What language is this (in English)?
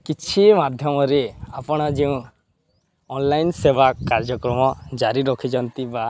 Odia